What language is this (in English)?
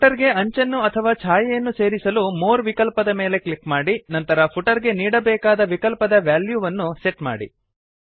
Kannada